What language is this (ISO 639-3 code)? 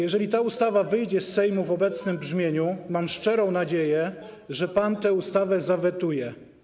pol